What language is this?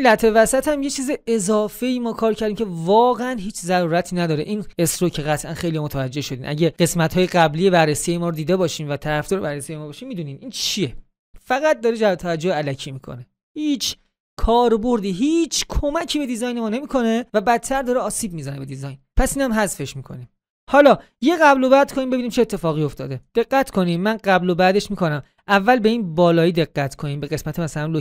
Persian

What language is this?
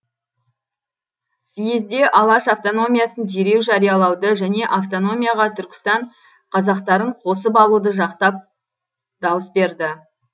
Kazakh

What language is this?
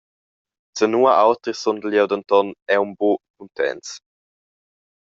Romansh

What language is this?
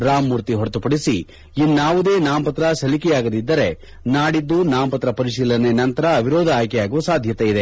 Kannada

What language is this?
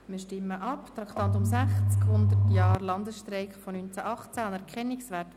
Swiss German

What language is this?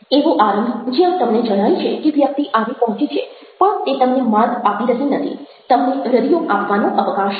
Gujarati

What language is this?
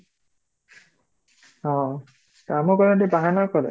Odia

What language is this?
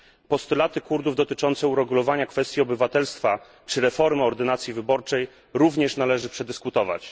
Polish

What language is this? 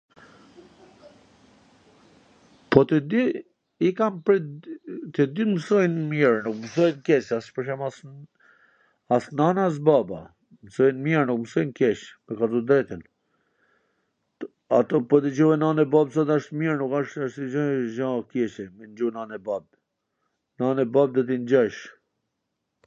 Gheg Albanian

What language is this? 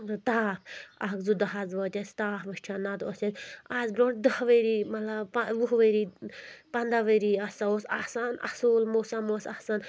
Kashmiri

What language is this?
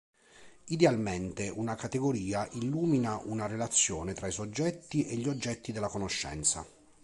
Italian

